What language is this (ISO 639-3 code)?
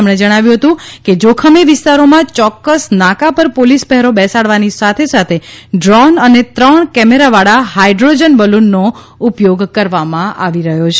guj